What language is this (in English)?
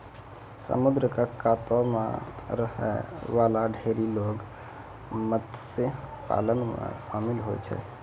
Maithili